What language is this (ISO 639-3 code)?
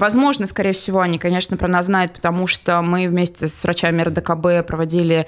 rus